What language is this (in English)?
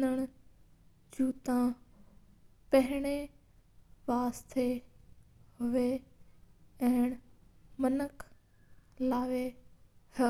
Mewari